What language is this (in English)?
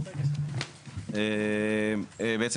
Hebrew